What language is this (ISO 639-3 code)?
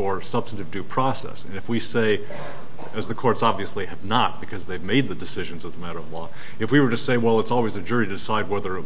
eng